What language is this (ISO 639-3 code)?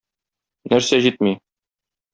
tat